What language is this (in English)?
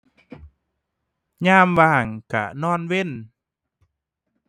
Thai